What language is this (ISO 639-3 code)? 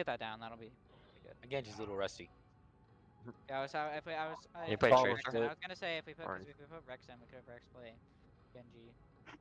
eng